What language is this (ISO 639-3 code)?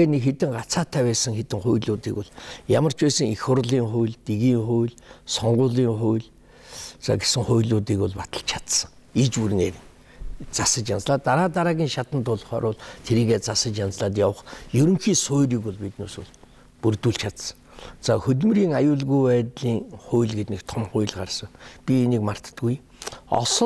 pol